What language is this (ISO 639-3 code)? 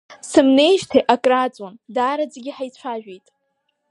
abk